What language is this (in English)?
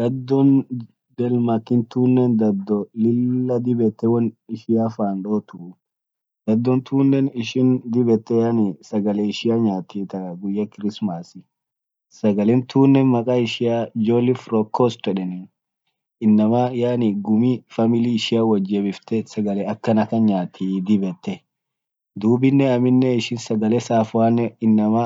Orma